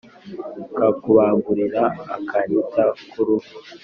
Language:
Kinyarwanda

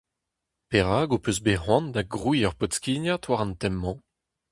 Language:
Breton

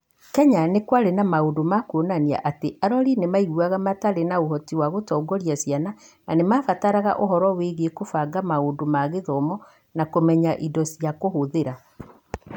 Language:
Kikuyu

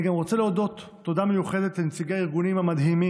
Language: Hebrew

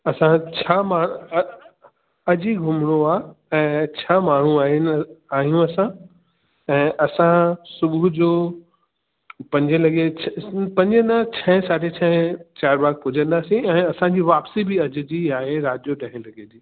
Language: Sindhi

